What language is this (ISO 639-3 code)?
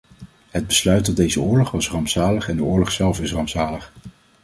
nld